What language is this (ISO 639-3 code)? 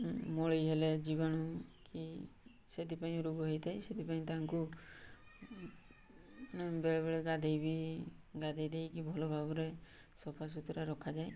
ori